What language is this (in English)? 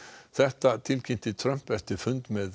Icelandic